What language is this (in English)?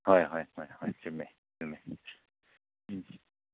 Manipuri